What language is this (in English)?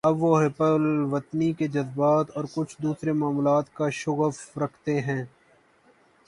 Urdu